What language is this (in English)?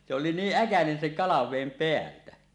Finnish